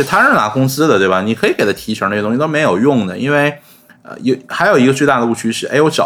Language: Chinese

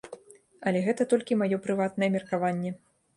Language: Belarusian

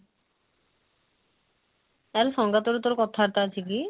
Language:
Odia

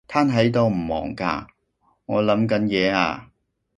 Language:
Cantonese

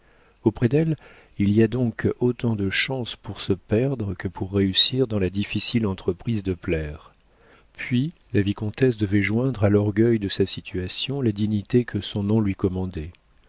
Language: French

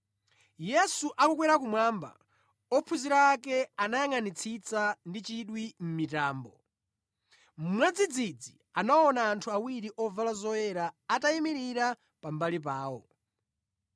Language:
Nyanja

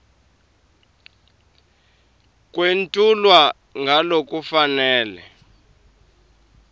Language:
Swati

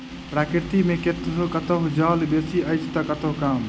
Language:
Maithili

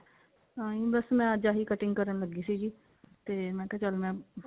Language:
Punjabi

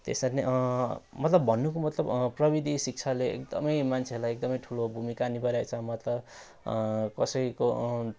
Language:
Nepali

